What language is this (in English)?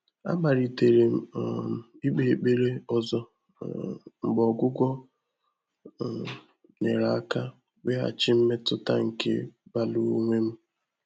Igbo